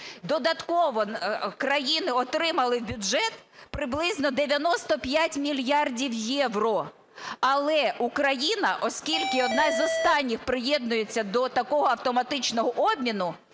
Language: Ukrainian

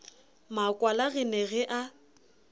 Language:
Southern Sotho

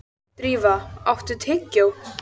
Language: Icelandic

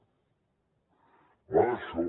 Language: Catalan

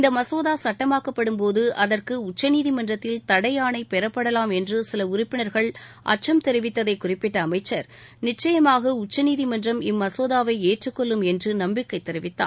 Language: Tamil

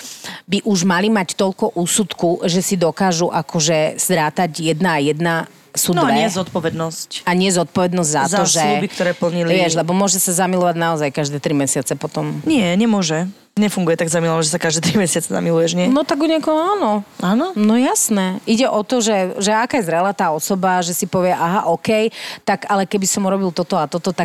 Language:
Slovak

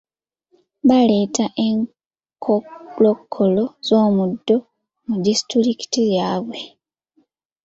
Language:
Ganda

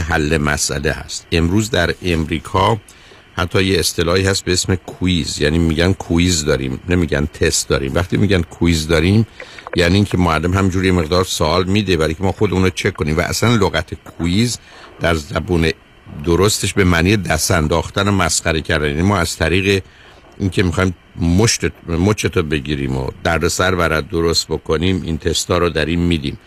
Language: Persian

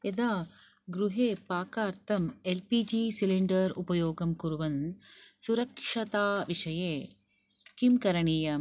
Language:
Sanskrit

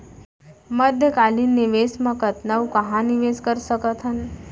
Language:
Chhattisgarhi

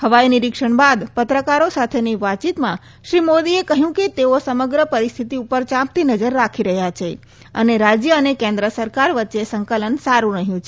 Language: Gujarati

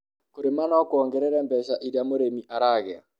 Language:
Kikuyu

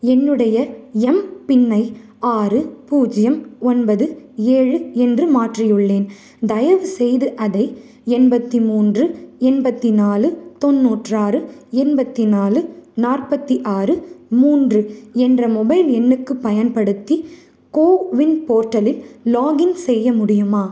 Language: Tamil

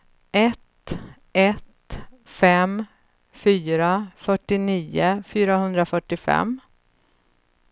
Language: Swedish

